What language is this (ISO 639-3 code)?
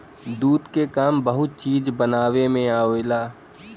bho